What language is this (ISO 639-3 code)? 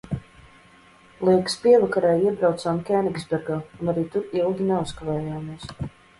lav